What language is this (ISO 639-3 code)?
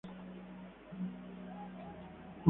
spa